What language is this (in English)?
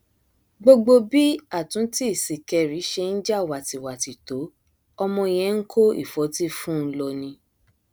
Yoruba